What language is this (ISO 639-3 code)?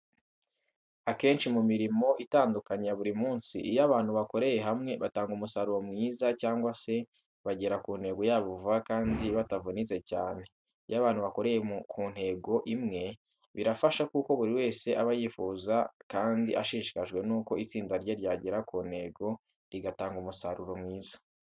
kin